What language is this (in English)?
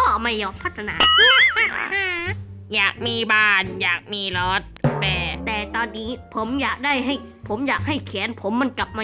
Thai